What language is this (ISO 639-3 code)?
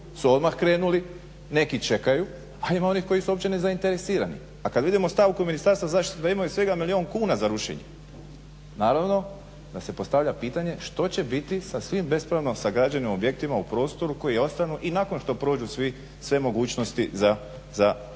hrv